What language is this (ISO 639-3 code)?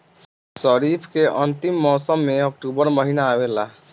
bho